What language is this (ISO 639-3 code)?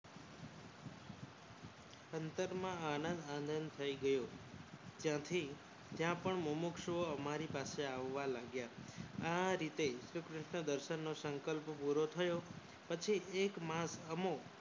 guj